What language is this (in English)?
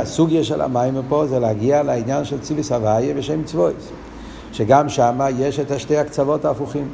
Hebrew